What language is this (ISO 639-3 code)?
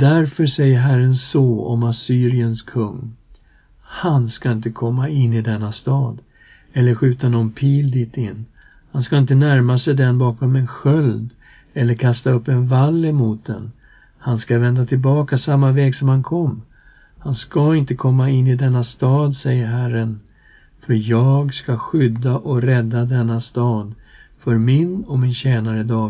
swe